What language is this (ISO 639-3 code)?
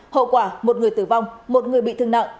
vie